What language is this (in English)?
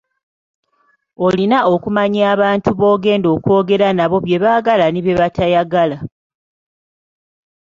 Ganda